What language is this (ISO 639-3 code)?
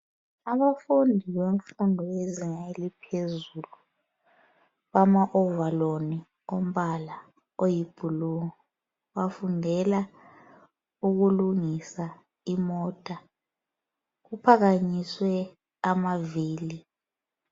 nde